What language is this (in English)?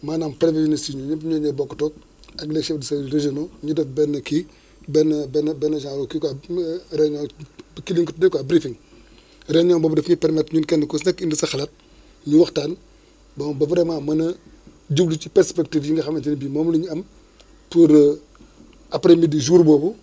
Wolof